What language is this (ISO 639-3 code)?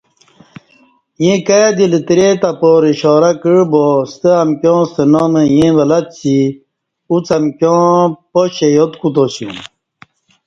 bsh